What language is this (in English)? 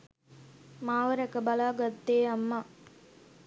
Sinhala